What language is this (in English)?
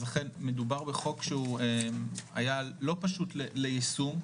Hebrew